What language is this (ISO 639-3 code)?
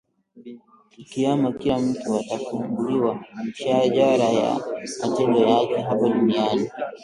swa